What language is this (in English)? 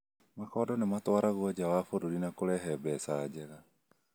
Kikuyu